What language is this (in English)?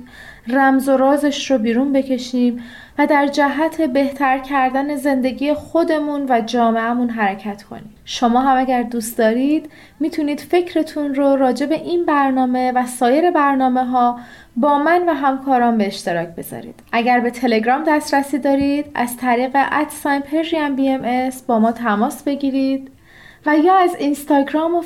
Persian